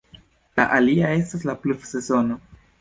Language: Esperanto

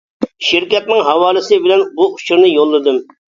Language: Uyghur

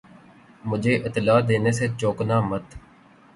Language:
Urdu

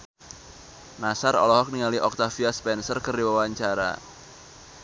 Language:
Sundanese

